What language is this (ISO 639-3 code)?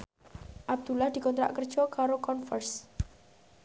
jav